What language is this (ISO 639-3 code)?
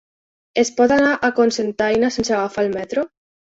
cat